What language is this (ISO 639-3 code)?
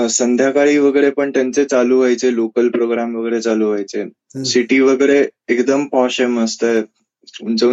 mar